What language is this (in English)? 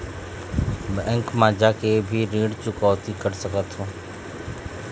Chhattisgarhi